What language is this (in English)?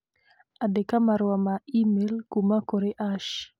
Kikuyu